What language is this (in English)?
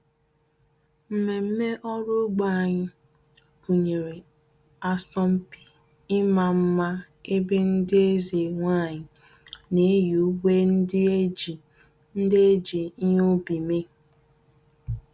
Igbo